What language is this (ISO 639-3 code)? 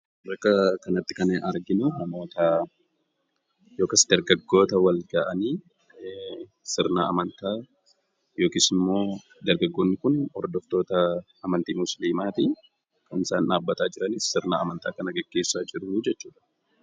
orm